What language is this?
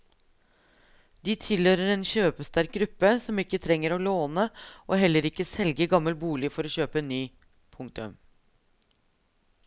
Norwegian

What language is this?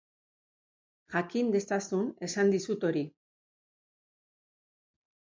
Basque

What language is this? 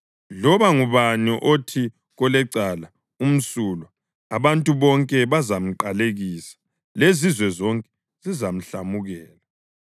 North Ndebele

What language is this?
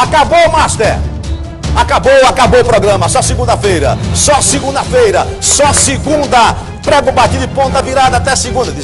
Portuguese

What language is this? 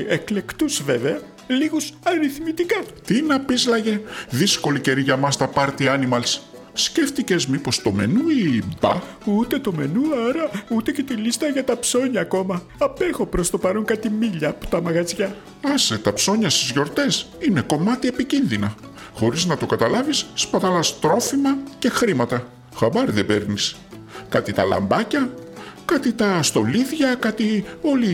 Greek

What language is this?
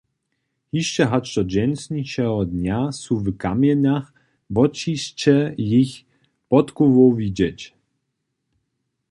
Upper Sorbian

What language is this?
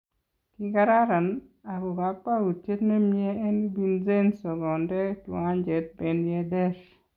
Kalenjin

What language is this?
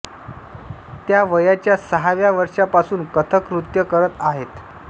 Marathi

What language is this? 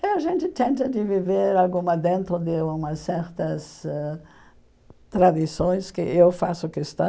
Portuguese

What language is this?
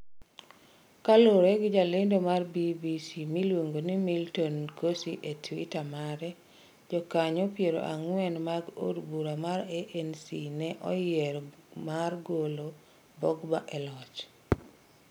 Luo (Kenya and Tanzania)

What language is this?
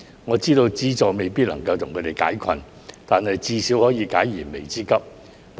Cantonese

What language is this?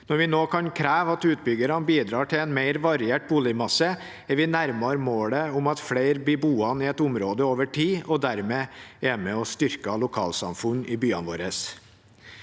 Norwegian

